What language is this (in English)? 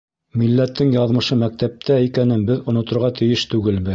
Bashkir